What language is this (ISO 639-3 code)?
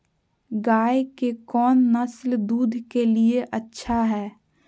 mag